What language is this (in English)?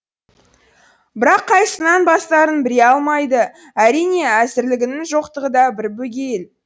Kazakh